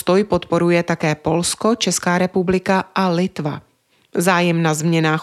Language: Czech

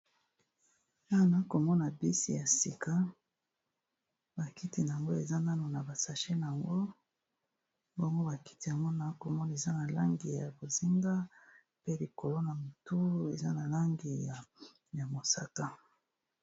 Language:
Lingala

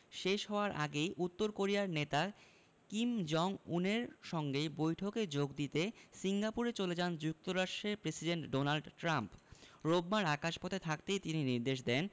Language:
Bangla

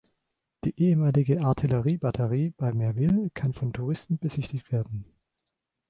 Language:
German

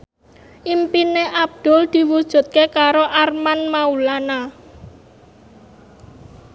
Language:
Javanese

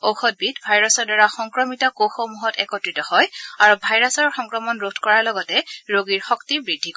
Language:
Assamese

